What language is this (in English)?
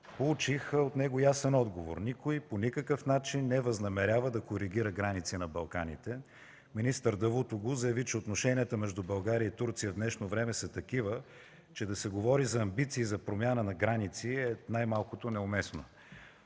Bulgarian